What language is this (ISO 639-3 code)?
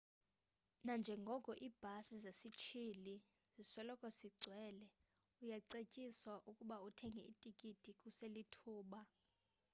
xho